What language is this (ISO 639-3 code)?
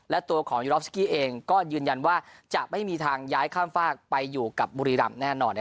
tha